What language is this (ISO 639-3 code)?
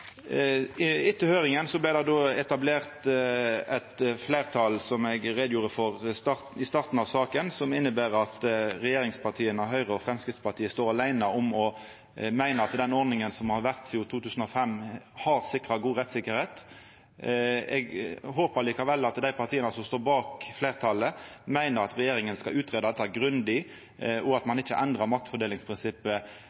nno